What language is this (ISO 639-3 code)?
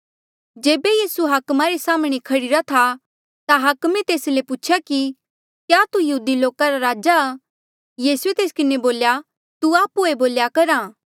mjl